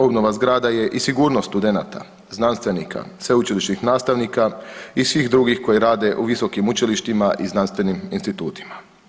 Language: Croatian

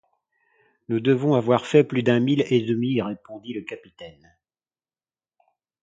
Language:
French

